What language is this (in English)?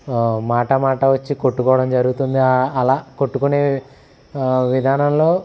Telugu